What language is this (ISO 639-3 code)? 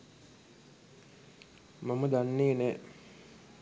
sin